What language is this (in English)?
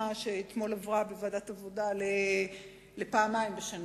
Hebrew